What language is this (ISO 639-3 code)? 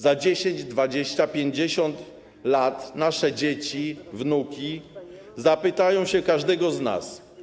pol